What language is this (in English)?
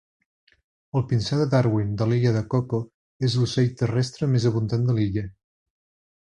Catalan